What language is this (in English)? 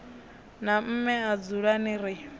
Venda